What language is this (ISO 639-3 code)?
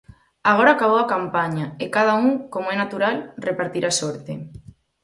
glg